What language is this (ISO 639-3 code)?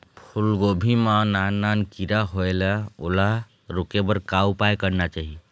hne